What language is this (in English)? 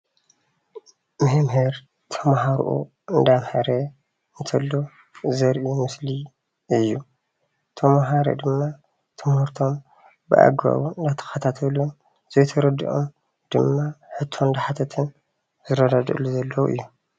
Tigrinya